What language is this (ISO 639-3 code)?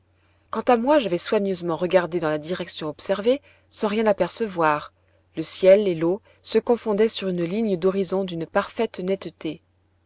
fra